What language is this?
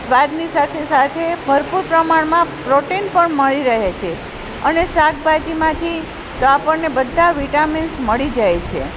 Gujarati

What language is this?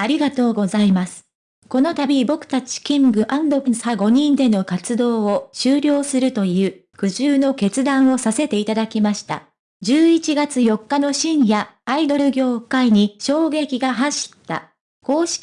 Japanese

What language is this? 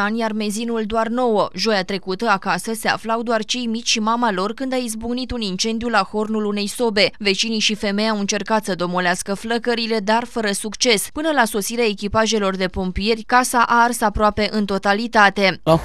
Romanian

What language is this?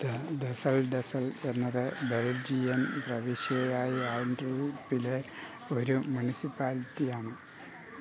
Malayalam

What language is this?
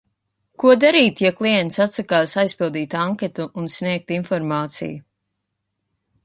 Latvian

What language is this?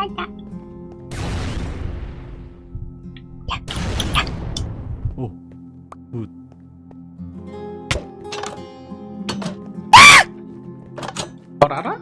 Korean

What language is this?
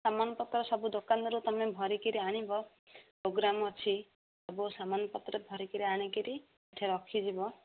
Odia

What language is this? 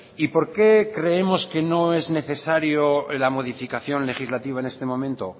Spanish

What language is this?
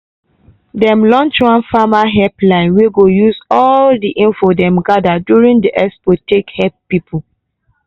Nigerian Pidgin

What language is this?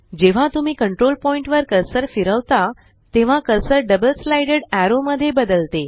Marathi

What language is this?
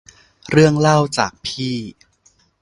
Thai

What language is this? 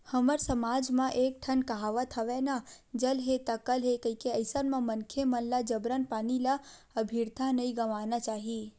Chhattisgarhi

